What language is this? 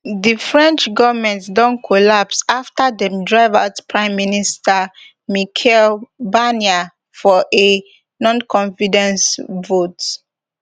Nigerian Pidgin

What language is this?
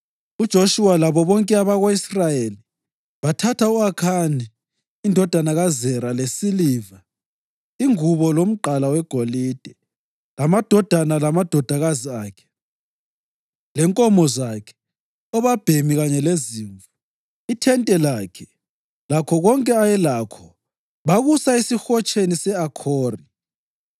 North Ndebele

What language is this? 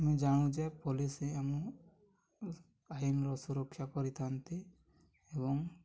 Odia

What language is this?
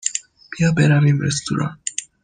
Persian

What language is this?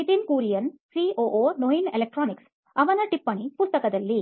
Kannada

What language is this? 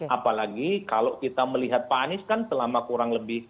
Indonesian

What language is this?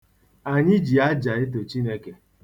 Igbo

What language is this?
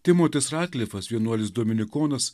Lithuanian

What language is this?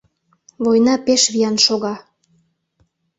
Mari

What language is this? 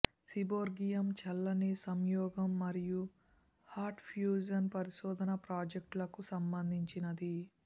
Telugu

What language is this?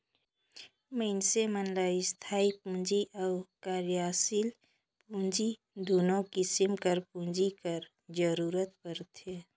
Chhattisgarhi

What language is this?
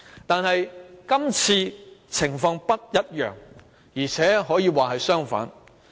Cantonese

